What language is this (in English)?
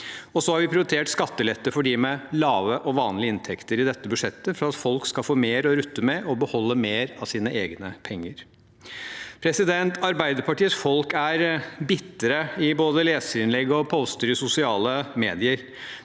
Norwegian